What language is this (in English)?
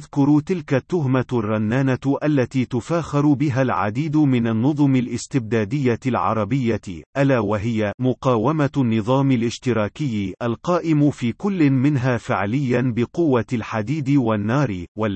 Arabic